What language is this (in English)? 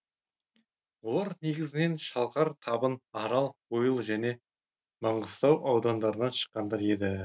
Kazakh